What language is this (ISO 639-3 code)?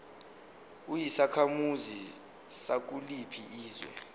zul